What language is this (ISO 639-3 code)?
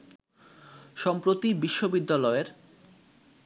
ben